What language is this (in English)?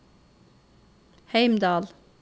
Norwegian